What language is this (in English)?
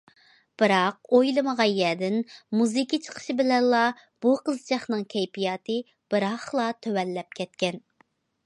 Uyghur